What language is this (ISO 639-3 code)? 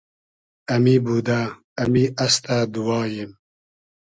haz